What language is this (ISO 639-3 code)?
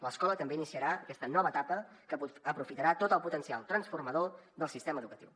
cat